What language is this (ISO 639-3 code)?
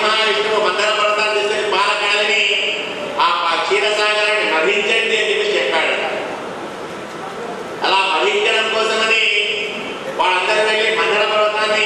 ara